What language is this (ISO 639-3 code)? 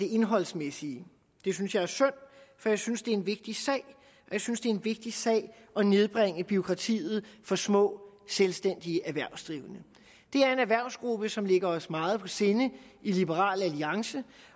dan